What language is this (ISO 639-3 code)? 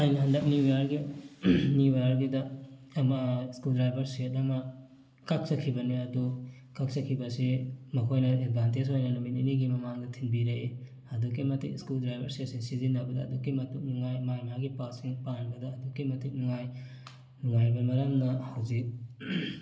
mni